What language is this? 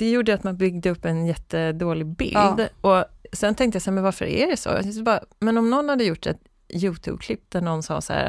Swedish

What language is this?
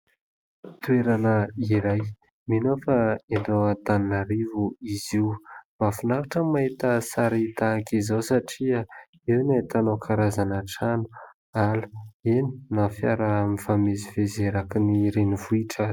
Malagasy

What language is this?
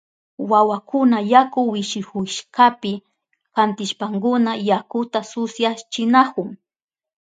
Southern Pastaza Quechua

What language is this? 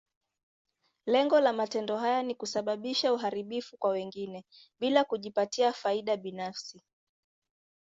Swahili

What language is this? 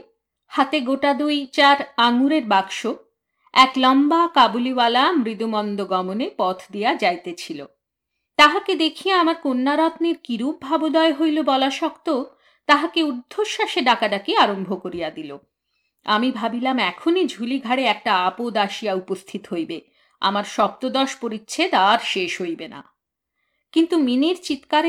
Bangla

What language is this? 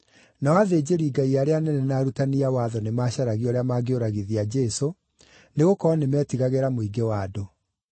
Kikuyu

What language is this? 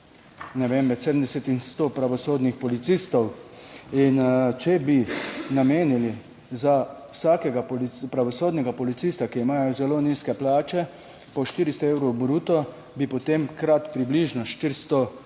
Slovenian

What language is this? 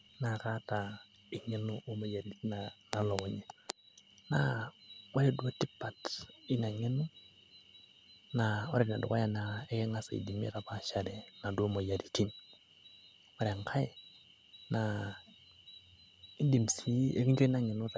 Masai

